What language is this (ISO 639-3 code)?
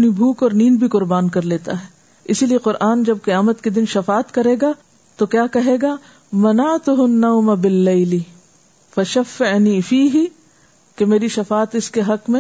urd